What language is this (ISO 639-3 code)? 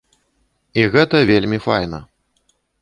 bel